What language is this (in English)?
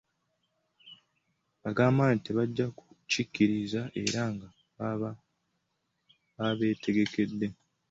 Ganda